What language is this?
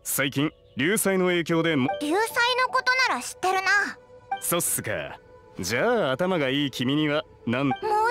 Japanese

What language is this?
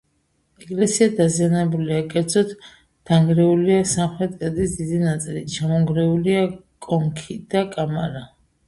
Georgian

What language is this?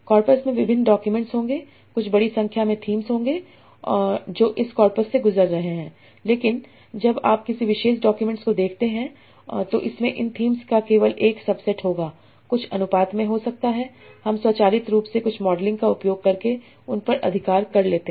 Hindi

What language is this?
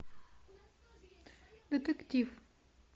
Russian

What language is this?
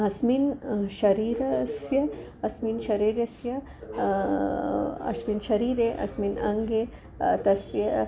Sanskrit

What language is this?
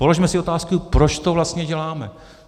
Czech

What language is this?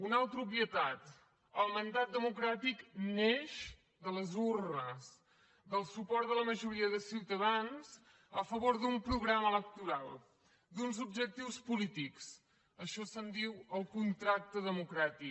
Catalan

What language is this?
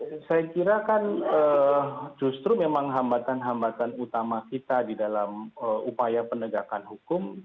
Indonesian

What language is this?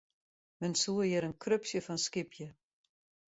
Western Frisian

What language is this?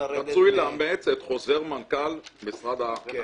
Hebrew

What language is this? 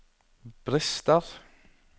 Norwegian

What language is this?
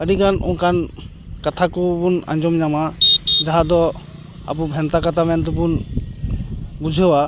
Santali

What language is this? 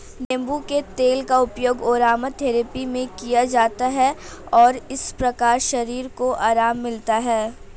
Hindi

